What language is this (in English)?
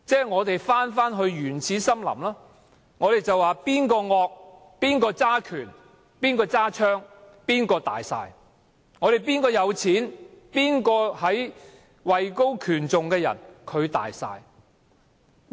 Cantonese